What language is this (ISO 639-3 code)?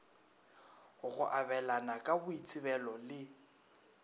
nso